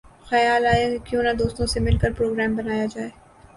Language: Urdu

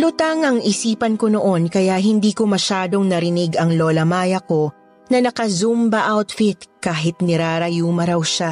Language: Filipino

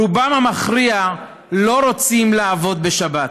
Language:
Hebrew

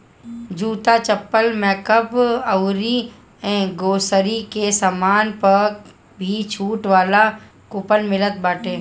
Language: Bhojpuri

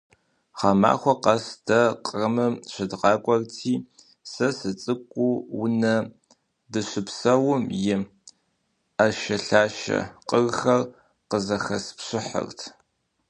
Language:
Kabardian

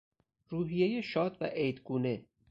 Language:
Persian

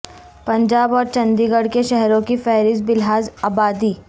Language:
Urdu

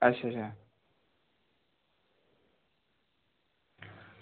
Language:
Dogri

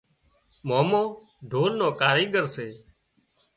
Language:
Wadiyara Koli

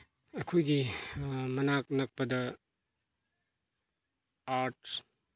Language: Manipuri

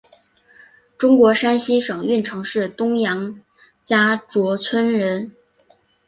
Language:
Chinese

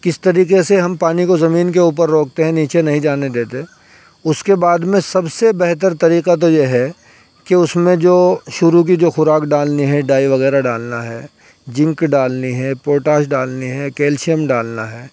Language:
Urdu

